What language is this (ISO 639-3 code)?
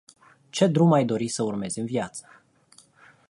ron